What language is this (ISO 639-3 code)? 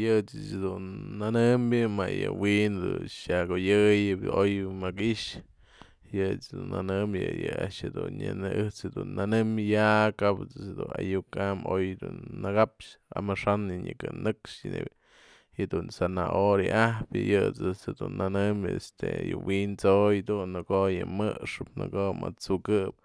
mzl